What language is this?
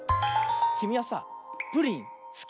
Japanese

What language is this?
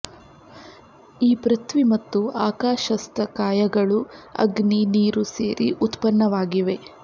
Kannada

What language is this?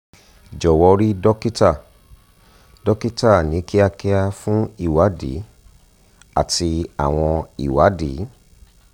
Yoruba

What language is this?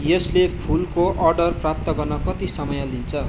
Nepali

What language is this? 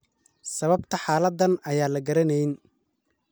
Somali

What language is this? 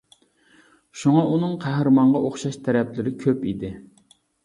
Uyghur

